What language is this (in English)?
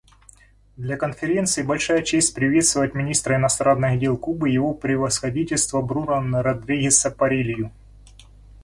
Russian